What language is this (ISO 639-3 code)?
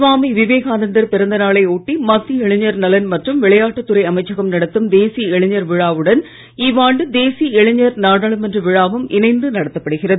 tam